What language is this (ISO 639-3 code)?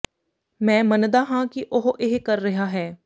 pan